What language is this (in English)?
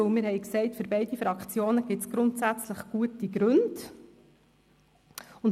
Swiss German